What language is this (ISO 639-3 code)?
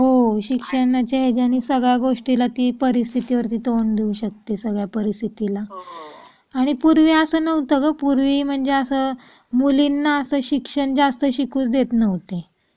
mar